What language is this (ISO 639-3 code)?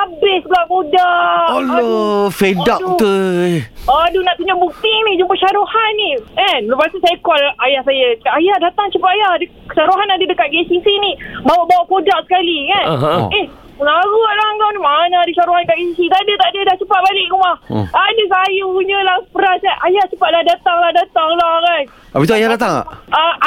msa